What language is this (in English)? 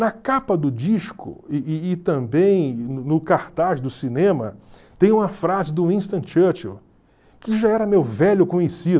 Portuguese